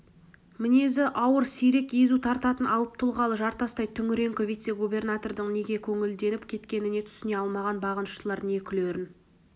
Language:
Kazakh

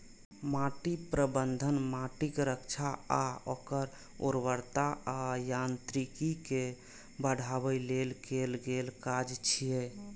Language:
Maithili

